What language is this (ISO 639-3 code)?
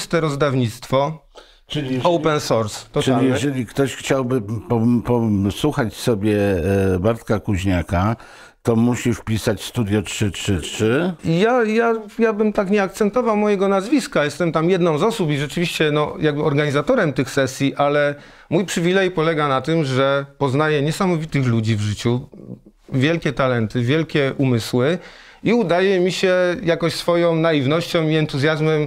pol